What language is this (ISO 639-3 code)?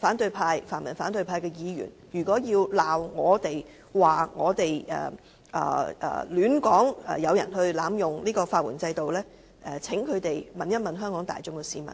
yue